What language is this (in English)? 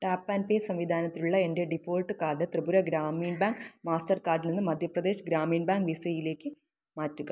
Malayalam